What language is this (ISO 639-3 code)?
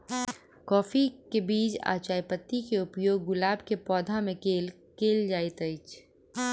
mai